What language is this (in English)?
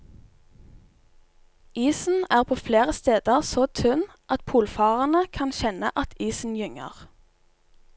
Norwegian